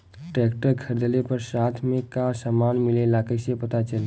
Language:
Bhojpuri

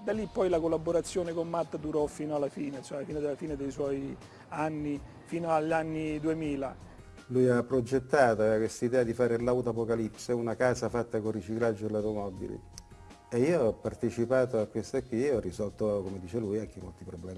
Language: Italian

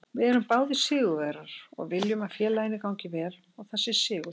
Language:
Icelandic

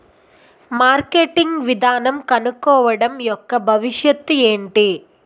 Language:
Telugu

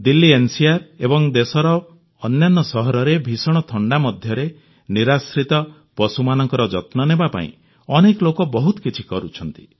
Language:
Odia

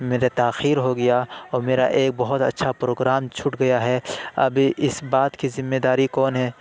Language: Urdu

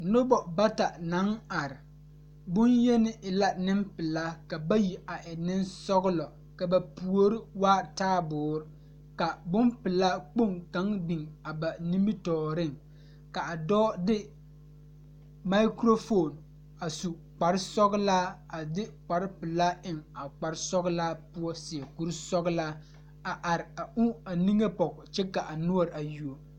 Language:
Southern Dagaare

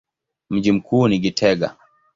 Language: Swahili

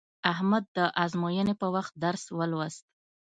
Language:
Pashto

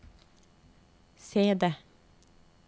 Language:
Norwegian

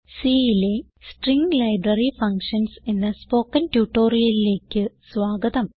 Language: Malayalam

